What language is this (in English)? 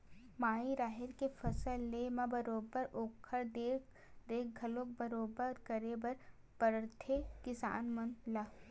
Chhattisgarhi